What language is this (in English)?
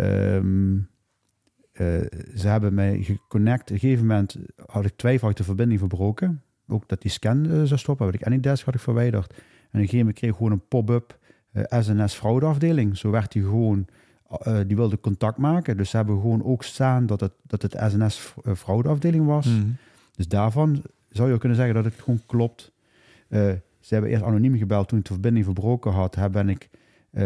Dutch